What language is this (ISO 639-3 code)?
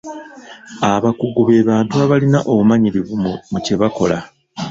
lug